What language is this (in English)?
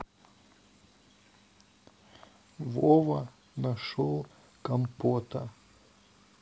Russian